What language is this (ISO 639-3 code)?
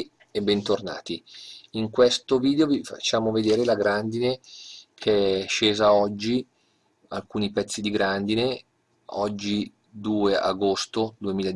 ita